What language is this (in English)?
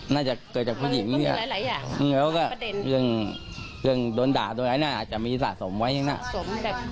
Thai